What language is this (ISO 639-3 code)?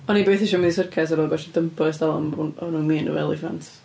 cym